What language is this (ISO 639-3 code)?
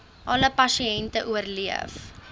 afr